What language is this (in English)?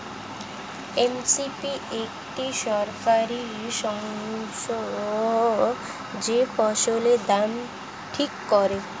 Bangla